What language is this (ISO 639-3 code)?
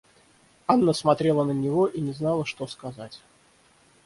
rus